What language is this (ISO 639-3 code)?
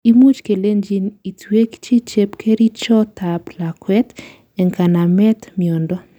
kln